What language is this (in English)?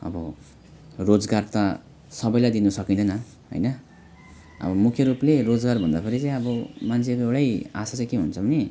Nepali